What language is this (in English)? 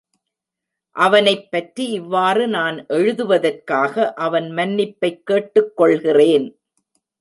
Tamil